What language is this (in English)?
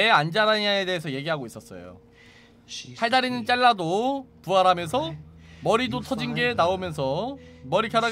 Korean